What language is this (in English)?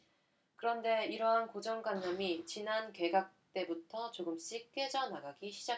Korean